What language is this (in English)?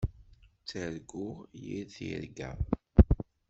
Kabyle